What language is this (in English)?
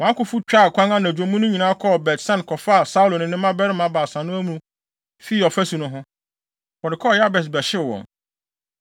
Akan